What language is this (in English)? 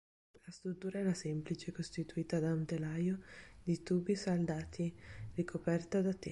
Italian